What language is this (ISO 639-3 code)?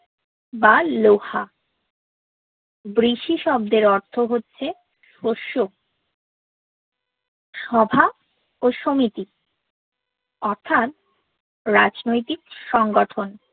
ben